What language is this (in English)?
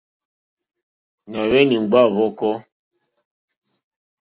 Mokpwe